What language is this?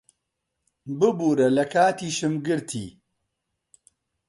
Central Kurdish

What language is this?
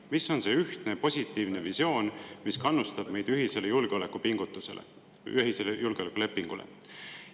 Estonian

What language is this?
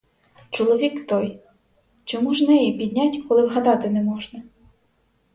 Ukrainian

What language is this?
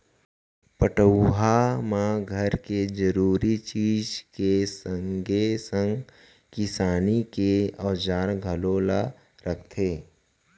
Chhattisgarhi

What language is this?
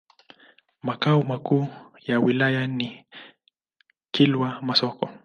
Swahili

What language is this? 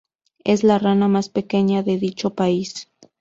Spanish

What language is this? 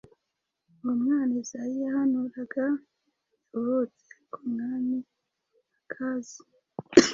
Kinyarwanda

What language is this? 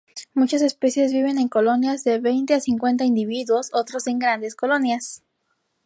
Spanish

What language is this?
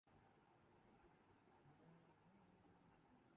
Urdu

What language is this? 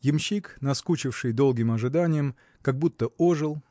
Russian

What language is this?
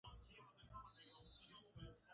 Swahili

